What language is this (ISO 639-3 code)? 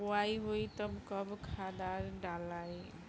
bho